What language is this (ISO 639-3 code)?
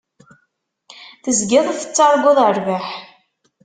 kab